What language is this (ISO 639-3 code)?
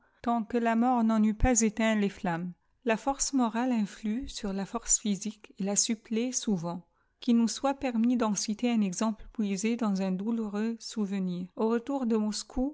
fra